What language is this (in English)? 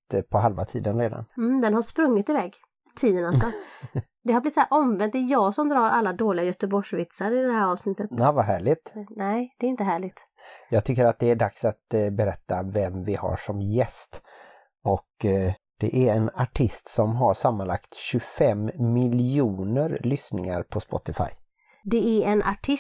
Swedish